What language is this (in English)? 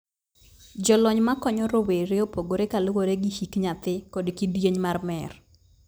Luo (Kenya and Tanzania)